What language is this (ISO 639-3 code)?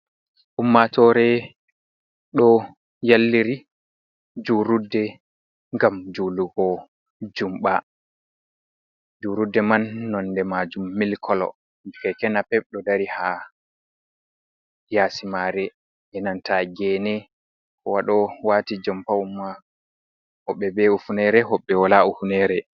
ful